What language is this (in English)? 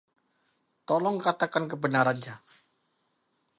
Indonesian